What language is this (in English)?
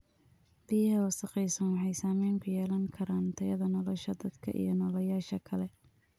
Somali